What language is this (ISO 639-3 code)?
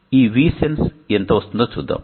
tel